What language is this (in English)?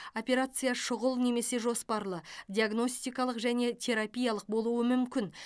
Kazakh